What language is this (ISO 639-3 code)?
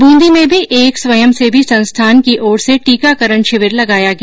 hin